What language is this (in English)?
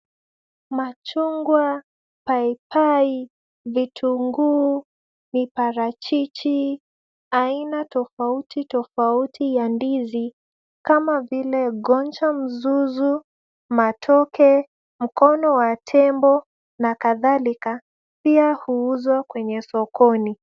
Swahili